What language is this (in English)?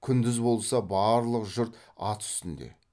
Kazakh